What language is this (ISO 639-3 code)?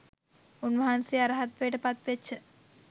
sin